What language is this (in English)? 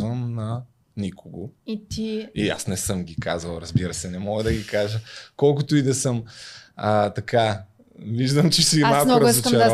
Bulgarian